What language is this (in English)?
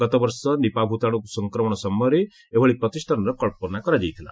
Odia